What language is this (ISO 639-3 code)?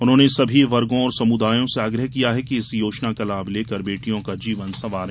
hin